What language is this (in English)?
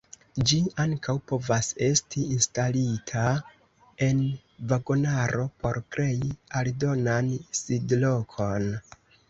Esperanto